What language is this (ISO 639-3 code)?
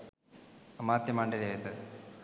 sin